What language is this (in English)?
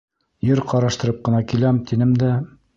Bashkir